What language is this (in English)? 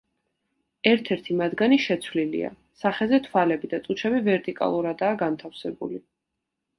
Georgian